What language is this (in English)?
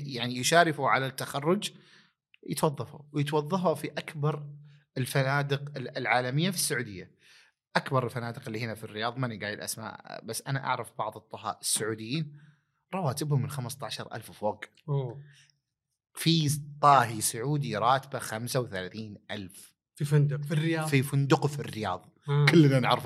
Arabic